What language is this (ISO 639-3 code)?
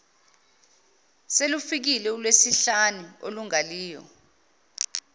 zul